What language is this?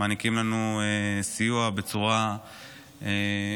Hebrew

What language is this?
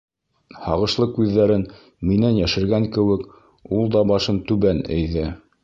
Bashkir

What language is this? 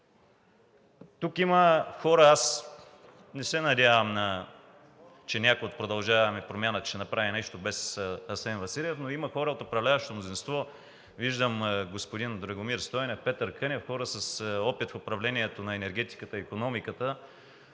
Bulgarian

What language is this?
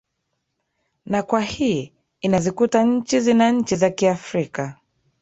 Swahili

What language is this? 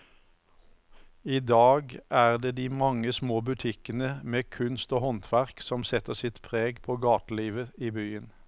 Norwegian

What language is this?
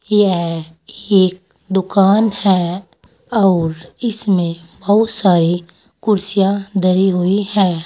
Hindi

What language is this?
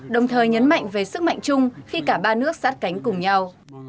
Vietnamese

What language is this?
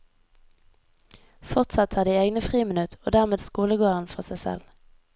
Norwegian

